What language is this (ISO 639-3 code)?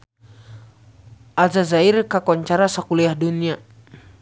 sun